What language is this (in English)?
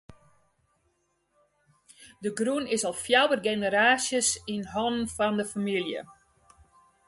Western Frisian